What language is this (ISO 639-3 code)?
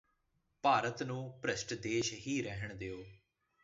pan